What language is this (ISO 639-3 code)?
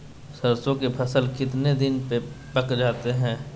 mag